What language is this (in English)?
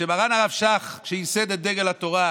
Hebrew